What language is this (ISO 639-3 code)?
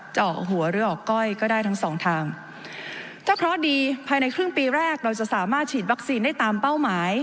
tha